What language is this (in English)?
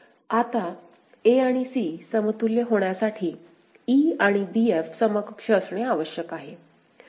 Marathi